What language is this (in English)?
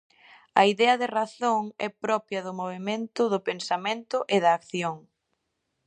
Galician